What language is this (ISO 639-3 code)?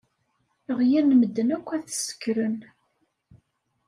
kab